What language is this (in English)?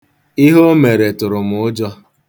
Igbo